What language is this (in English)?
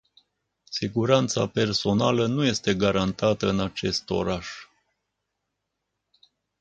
Romanian